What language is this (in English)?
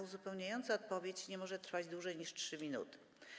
Polish